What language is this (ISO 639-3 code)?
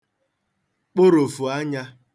ibo